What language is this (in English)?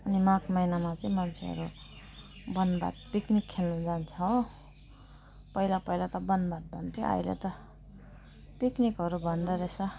Nepali